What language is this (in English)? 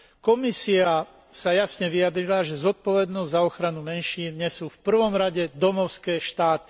Slovak